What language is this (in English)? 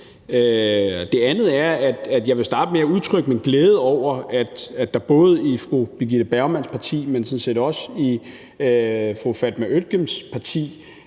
Danish